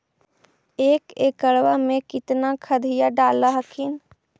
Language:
Magahi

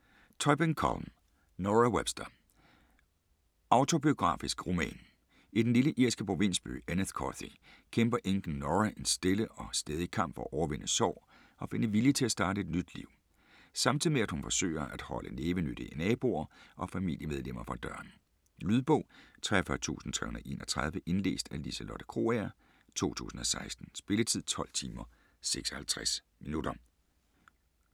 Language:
Danish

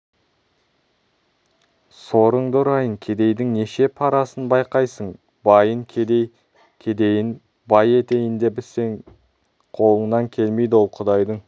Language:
Kazakh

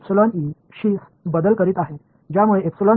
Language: Tamil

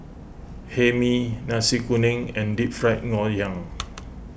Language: English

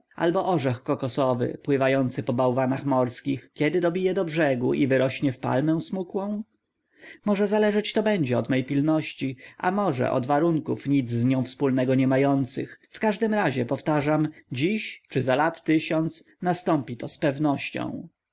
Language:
Polish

